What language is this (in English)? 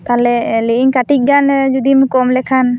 Santali